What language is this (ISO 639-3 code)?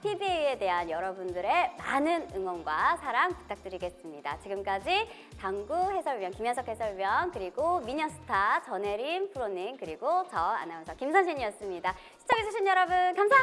kor